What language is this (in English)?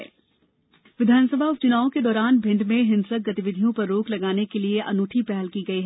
Hindi